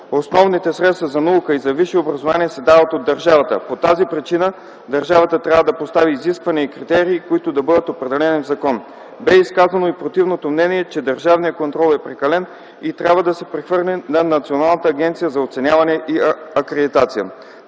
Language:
Bulgarian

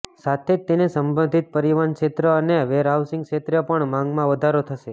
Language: Gujarati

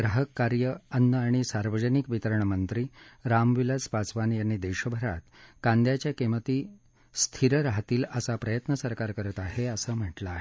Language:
Marathi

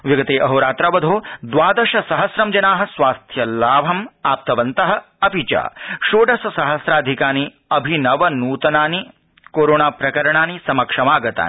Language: Sanskrit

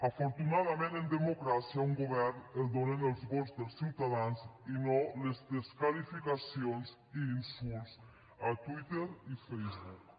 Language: Catalan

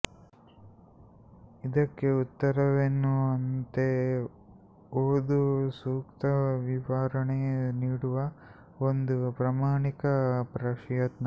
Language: Kannada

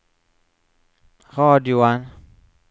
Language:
Norwegian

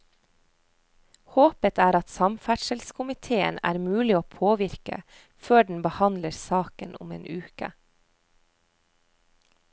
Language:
Norwegian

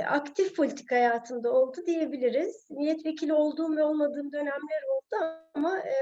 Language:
Turkish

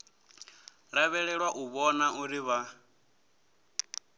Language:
Venda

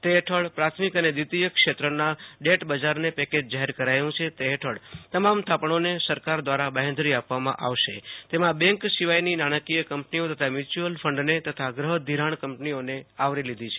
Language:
Gujarati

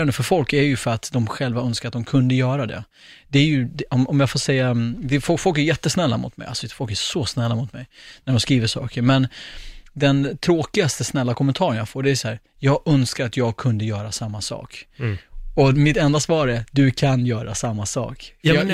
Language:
Swedish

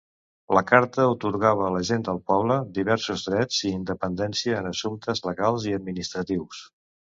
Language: Catalan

